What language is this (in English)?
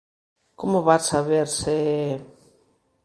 Galician